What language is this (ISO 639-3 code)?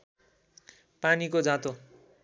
nep